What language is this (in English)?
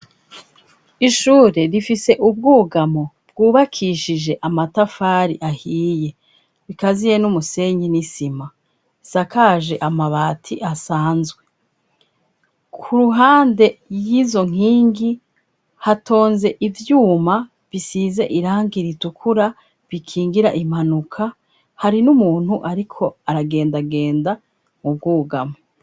Rundi